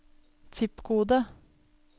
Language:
Norwegian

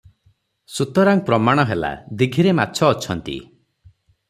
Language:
Odia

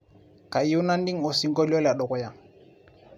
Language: Masai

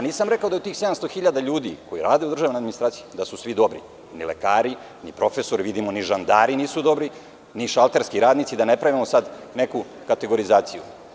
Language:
Serbian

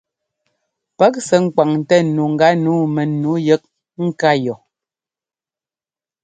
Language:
Ngomba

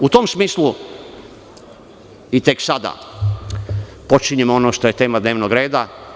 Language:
Serbian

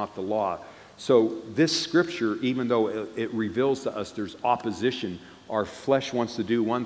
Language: English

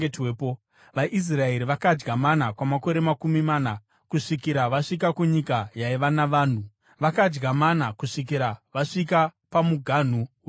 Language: Shona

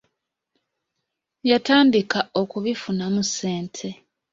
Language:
Ganda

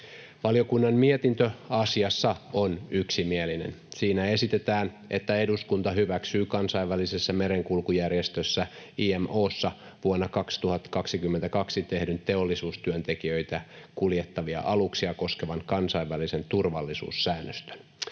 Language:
Finnish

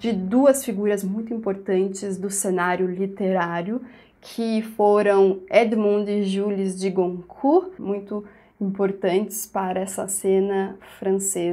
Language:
Portuguese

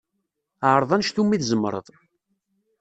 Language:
Kabyle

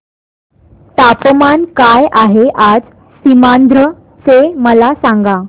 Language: Marathi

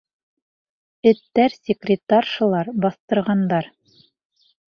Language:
Bashkir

